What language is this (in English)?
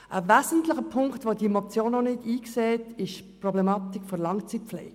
Swiss German